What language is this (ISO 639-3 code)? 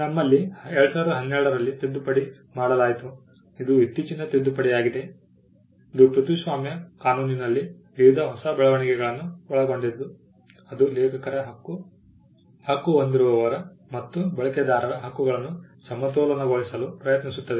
kan